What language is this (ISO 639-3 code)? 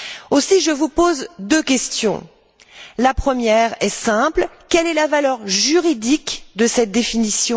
fra